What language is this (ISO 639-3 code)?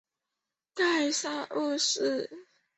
zho